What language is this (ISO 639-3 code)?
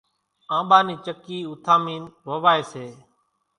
gjk